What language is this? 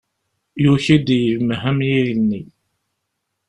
Kabyle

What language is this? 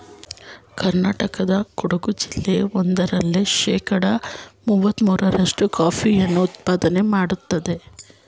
Kannada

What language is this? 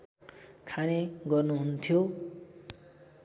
Nepali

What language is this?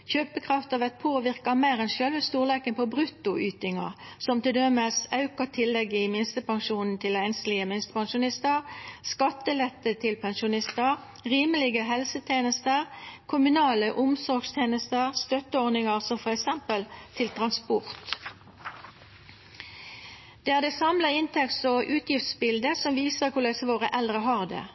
Norwegian Nynorsk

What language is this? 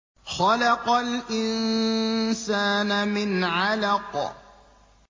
Arabic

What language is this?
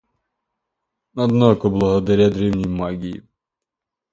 Russian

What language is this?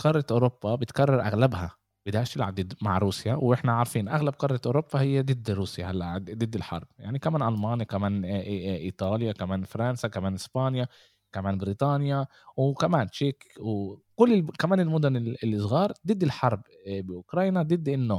Arabic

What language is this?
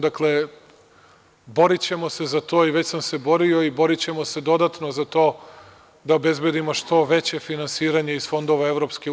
Serbian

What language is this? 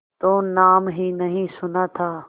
Hindi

